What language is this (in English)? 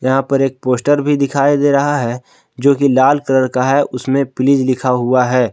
Hindi